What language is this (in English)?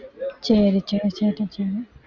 Tamil